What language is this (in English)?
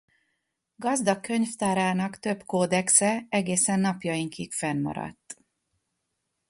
Hungarian